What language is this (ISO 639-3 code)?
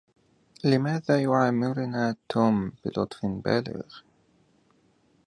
ara